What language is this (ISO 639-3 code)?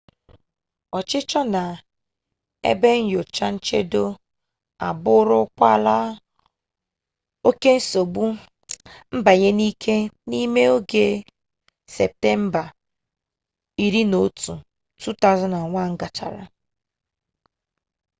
ibo